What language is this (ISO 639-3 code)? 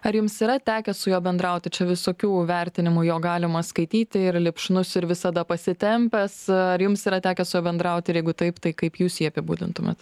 lit